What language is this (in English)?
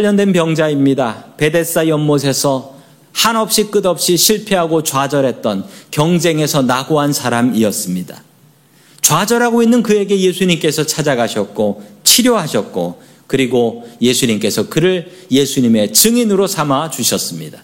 Korean